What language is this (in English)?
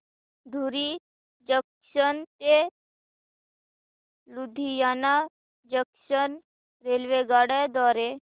Marathi